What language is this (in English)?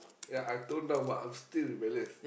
English